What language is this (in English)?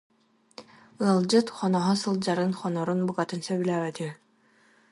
Yakut